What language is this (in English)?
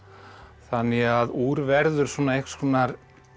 Icelandic